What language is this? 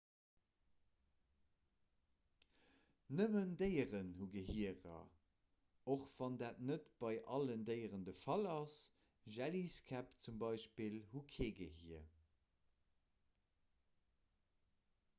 Luxembourgish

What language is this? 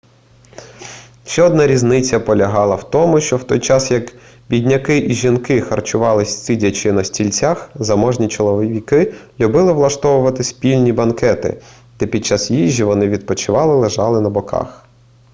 Ukrainian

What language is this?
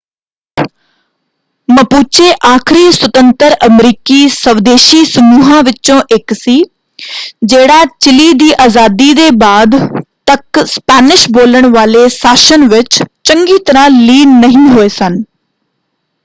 Punjabi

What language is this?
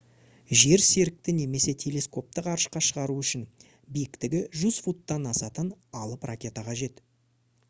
Kazakh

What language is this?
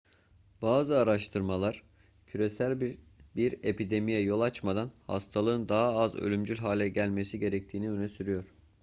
Turkish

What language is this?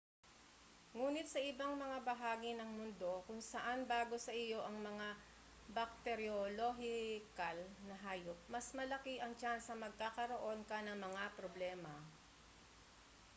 Filipino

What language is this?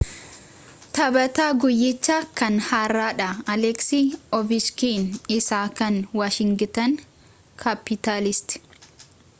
Oromo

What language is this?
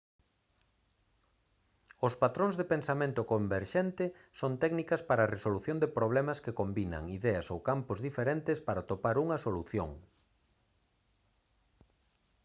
Galician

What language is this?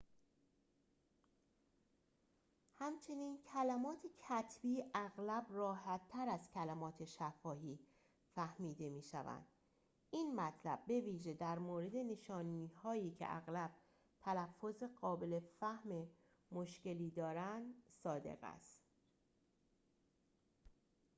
Persian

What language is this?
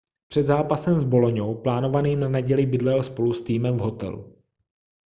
Czech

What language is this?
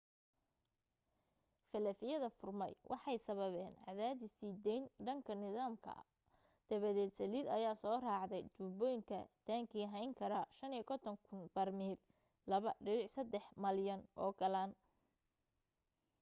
Somali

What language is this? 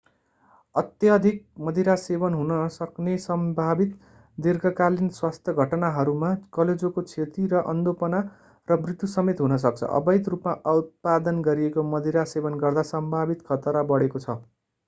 Nepali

